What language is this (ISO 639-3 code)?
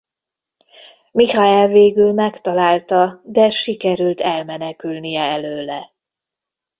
hun